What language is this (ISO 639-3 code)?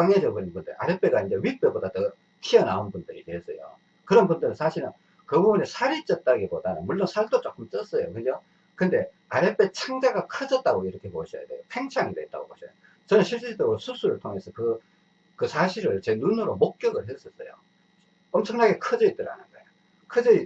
kor